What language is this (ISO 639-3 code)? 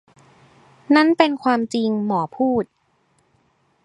tha